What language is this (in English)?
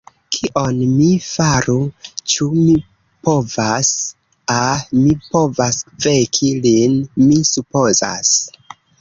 Esperanto